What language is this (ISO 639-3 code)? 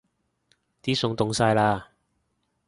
yue